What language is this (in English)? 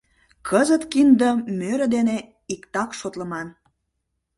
Mari